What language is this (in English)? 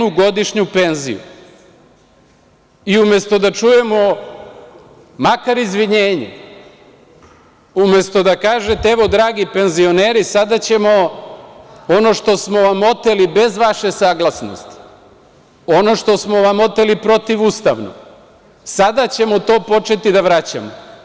Serbian